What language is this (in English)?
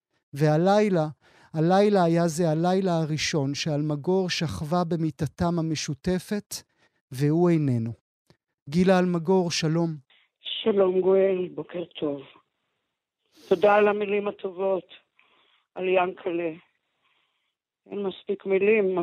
Hebrew